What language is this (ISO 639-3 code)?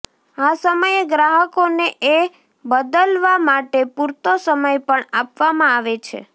guj